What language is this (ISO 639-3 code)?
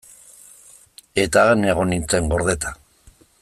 eus